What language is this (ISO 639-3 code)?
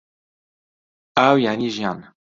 ckb